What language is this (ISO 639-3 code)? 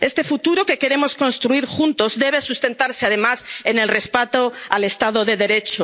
spa